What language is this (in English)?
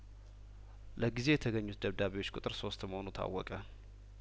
Amharic